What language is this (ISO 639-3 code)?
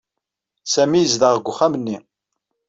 kab